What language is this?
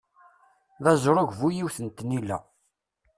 Kabyle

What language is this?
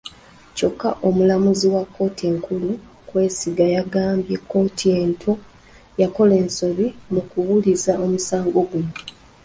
Ganda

